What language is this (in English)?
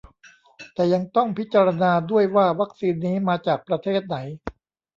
Thai